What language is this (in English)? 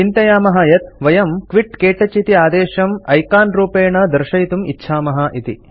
Sanskrit